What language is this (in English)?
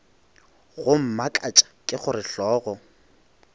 Northern Sotho